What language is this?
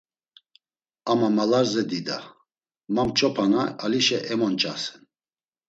Laz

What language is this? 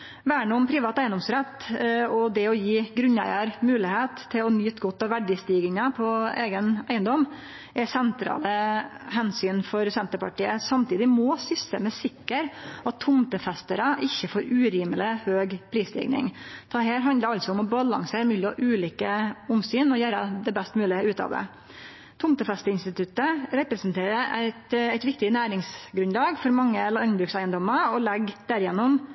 Norwegian Nynorsk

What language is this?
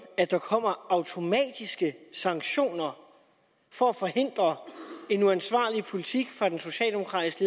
Danish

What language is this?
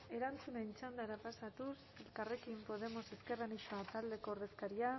Basque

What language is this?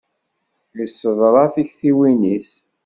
Kabyle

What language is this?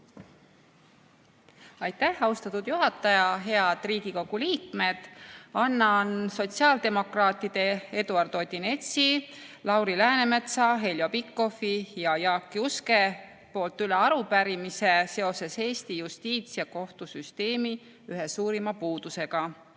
Estonian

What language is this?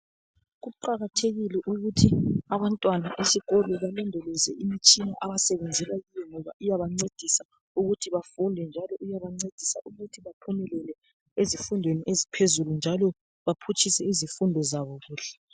North Ndebele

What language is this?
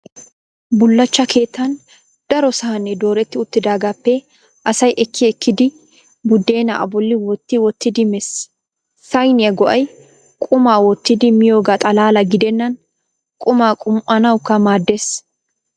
Wolaytta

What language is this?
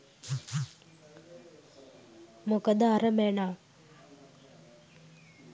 Sinhala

